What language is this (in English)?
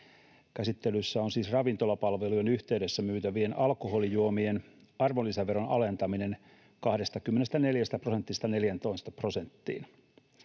Finnish